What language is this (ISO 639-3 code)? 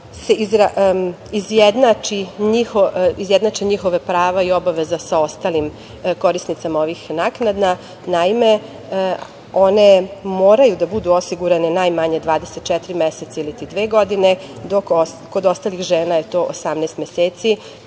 srp